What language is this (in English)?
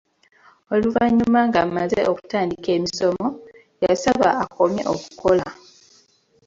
Ganda